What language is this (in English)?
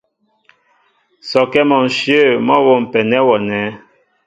Mbo (Cameroon)